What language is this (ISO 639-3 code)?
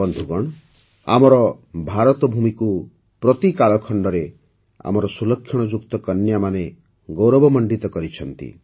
ori